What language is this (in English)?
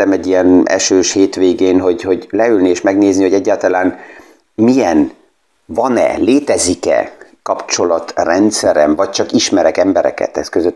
Hungarian